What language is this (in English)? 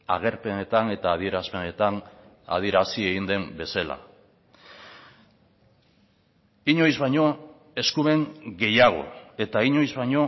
Basque